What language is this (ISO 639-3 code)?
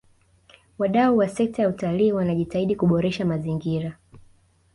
swa